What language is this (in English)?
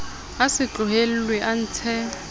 Southern Sotho